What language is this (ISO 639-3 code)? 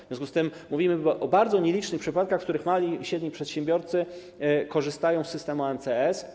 pol